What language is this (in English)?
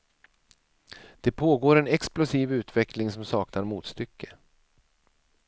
Swedish